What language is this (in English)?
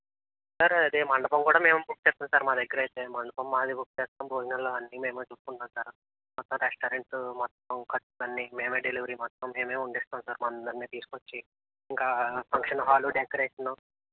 Telugu